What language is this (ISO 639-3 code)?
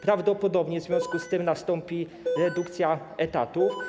pol